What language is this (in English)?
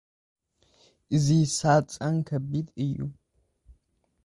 Tigrinya